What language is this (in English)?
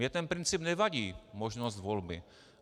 Czech